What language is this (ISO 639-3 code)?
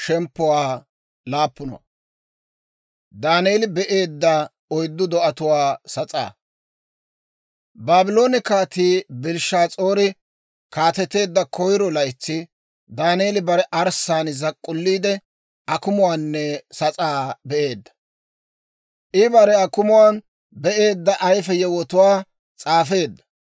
dwr